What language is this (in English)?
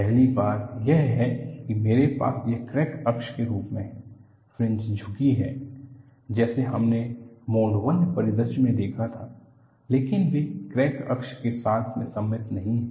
Hindi